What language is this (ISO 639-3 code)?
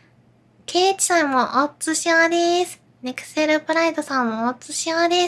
jpn